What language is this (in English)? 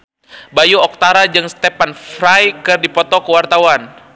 Sundanese